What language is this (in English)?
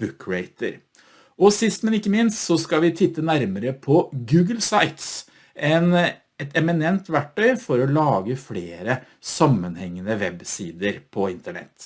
Norwegian